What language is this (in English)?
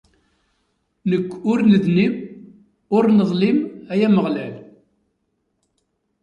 Kabyle